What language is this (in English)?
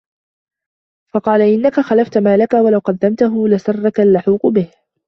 Arabic